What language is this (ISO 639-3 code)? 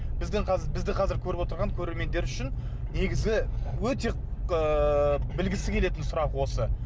kaz